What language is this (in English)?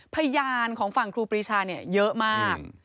Thai